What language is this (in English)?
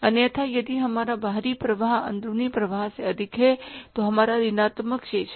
Hindi